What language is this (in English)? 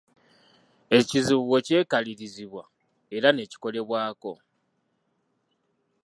Ganda